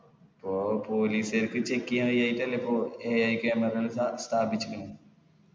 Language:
Malayalam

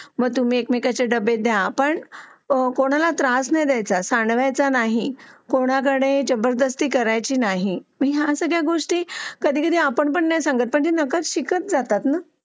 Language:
Marathi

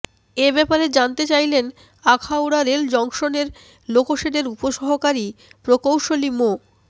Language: Bangla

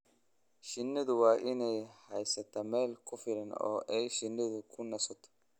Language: Somali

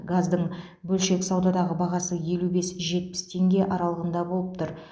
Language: Kazakh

